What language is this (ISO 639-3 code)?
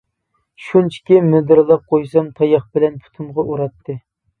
uig